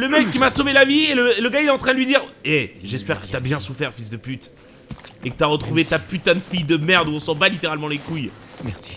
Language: French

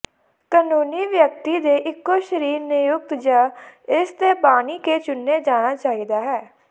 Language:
Punjabi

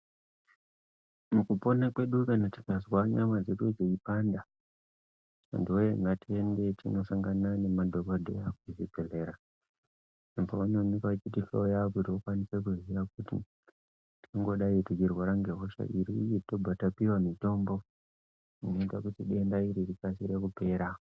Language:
Ndau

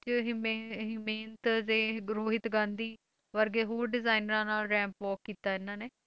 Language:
Punjabi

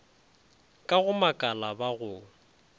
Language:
Northern Sotho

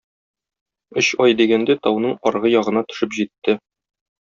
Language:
Tatar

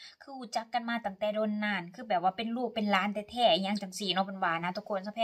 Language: Thai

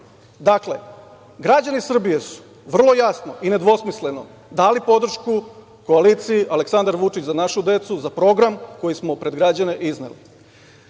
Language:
Serbian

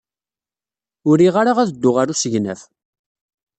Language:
Kabyle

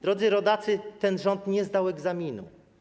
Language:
Polish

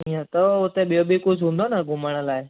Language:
Sindhi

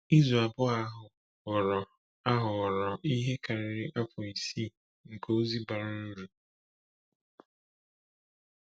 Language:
Igbo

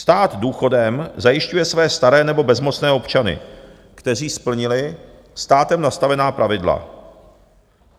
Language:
Czech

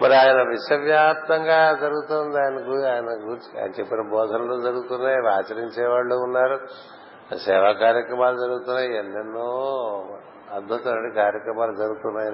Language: Telugu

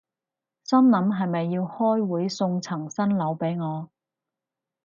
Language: Cantonese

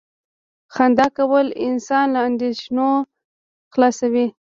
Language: Pashto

